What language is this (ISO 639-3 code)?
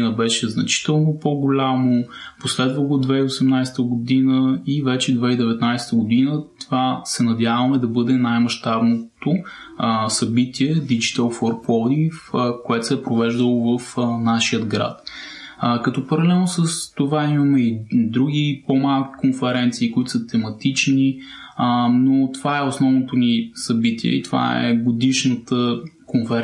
bul